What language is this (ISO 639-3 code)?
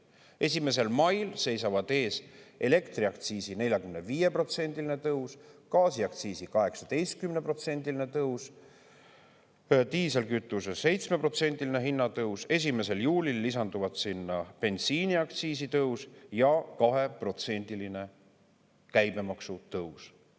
est